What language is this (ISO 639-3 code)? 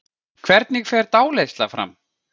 isl